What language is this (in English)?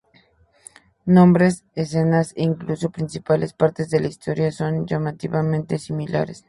Spanish